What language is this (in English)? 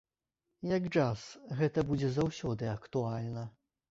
Belarusian